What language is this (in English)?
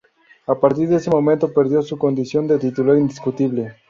Spanish